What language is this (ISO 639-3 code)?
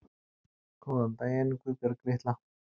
isl